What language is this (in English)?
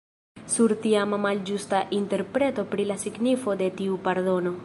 Esperanto